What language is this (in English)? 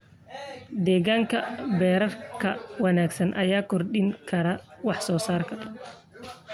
Somali